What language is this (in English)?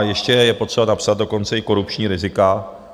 Czech